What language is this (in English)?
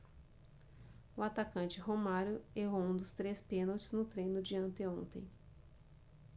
Portuguese